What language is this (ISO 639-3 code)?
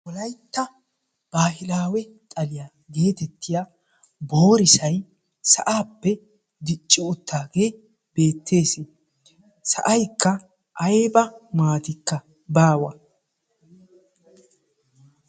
wal